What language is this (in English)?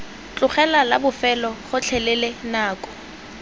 Tswana